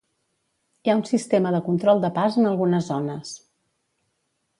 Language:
Catalan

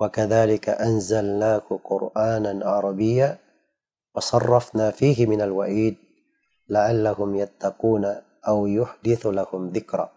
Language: Indonesian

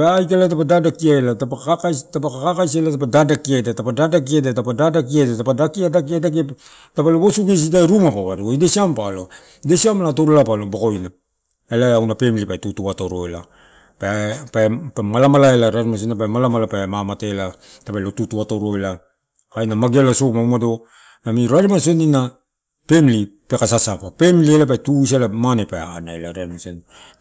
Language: Torau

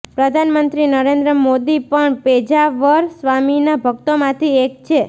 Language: Gujarati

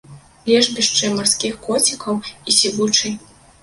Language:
Belarusian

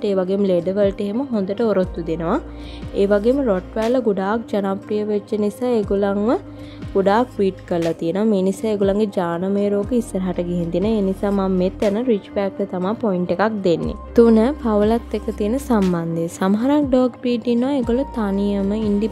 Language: Thai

